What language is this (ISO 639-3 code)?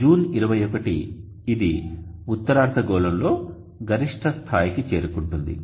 tel